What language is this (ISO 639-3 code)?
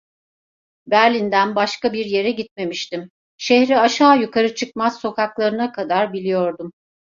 tur